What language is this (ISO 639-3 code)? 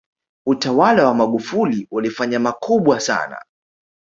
swa